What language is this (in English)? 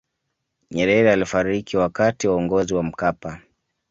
Swahili